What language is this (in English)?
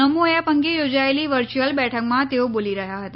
Gujarati